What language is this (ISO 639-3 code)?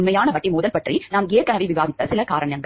tam